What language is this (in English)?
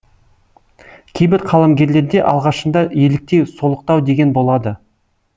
Kazakh